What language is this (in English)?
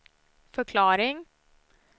Swedish